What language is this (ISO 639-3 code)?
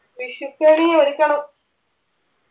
mal